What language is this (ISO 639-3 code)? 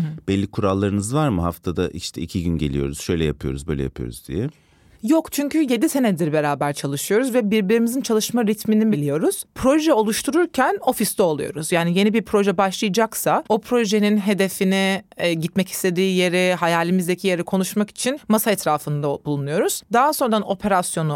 tur